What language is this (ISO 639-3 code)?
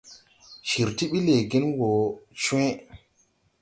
tui